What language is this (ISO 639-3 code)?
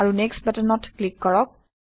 asm